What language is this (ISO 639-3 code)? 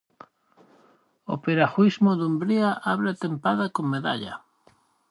glg